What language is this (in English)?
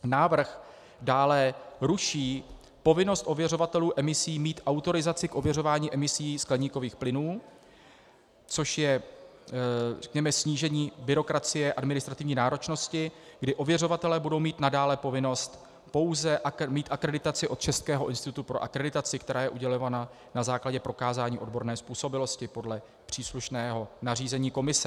Czech